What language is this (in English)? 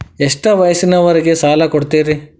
Kannada